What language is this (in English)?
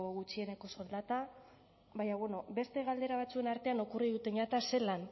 Basque